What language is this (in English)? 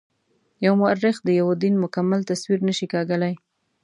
Pashto